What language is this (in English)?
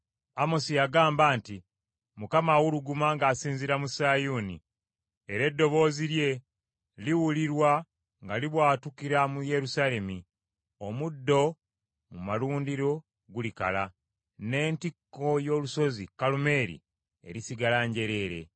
Ganda